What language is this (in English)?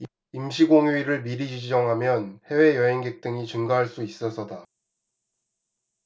Korean